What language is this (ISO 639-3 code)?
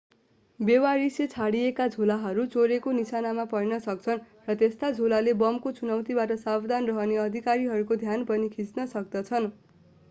nep